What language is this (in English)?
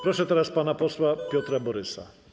Polish